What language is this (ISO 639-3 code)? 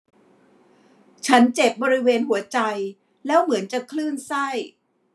tha